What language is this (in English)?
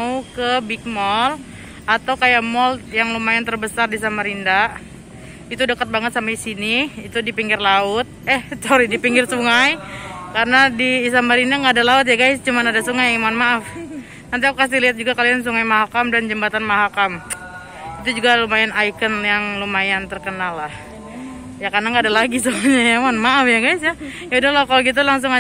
Indonesian